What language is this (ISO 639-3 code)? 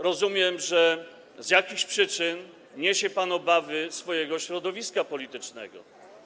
pol